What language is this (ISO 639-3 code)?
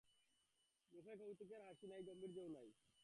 ben